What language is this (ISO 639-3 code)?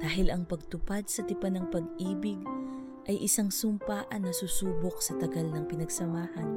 fil